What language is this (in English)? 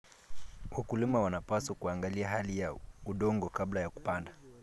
Kalenjin